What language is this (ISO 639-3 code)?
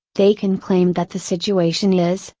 eng